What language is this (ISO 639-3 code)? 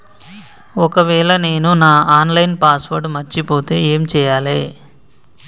tel